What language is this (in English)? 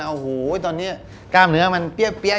Thai